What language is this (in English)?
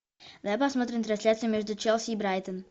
Russian